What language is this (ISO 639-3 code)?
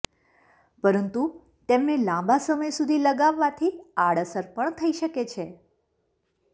guj